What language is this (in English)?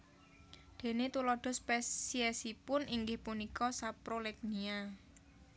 Javanese